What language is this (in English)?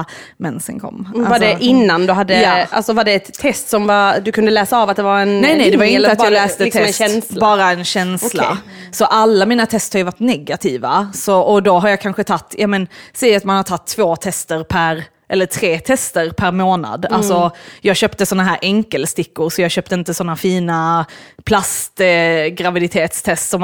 Swedish